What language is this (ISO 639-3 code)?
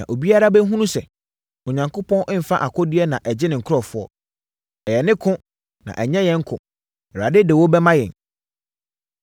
aka